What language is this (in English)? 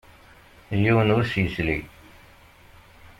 Kabyle